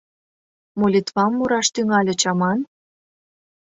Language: Mari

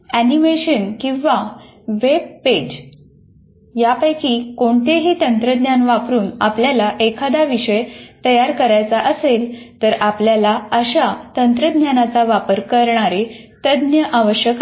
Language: Marathi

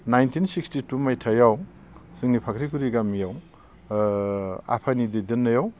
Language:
Bodo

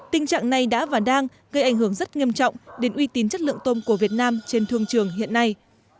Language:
Vietnamese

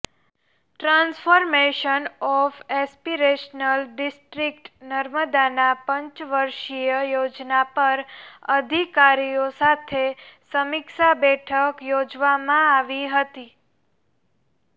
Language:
Gujarati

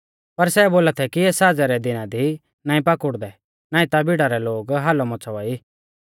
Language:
Mahasu Pahari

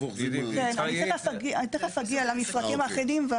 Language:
Hebrew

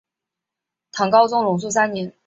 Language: Chinese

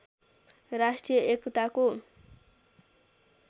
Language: Nepali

